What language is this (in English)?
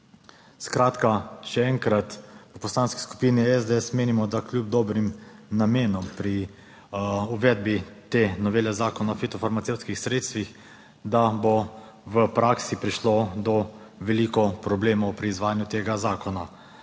Slovenian